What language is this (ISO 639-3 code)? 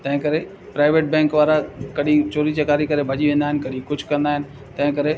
snd